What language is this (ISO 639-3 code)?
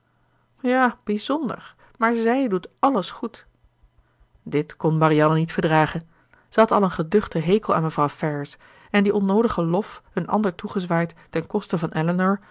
nld